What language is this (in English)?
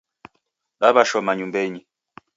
Taita